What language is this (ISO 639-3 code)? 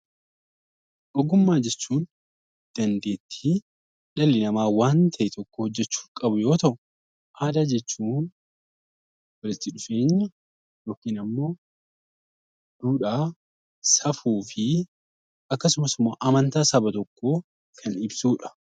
orm